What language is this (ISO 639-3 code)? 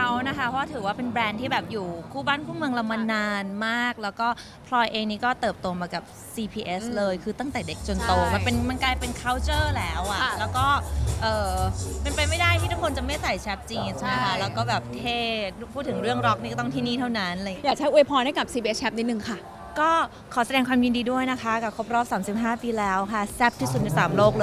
tha